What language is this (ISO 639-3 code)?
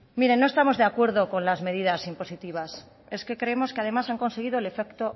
spa